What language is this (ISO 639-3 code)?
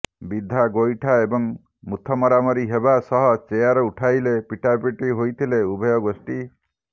ori